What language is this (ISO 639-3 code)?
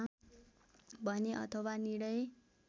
nep